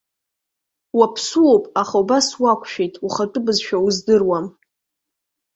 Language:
Abkhazian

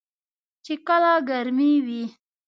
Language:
Pashto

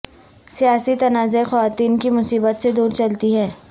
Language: Urdu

